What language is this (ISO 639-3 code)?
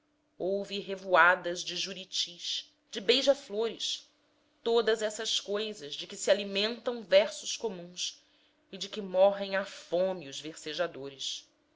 por